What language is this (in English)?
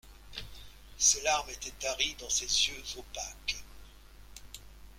French